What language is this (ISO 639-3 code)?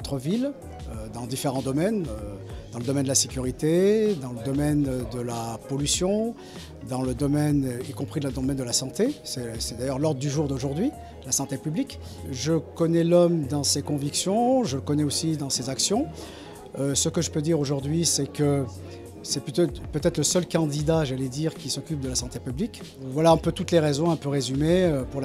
fra